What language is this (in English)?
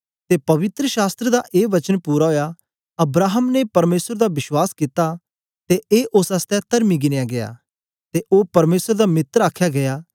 Dogri